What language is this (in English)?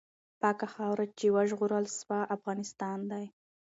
Pashto